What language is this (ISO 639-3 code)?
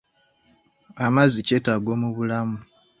lug